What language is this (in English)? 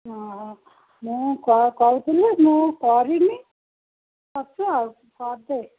Odia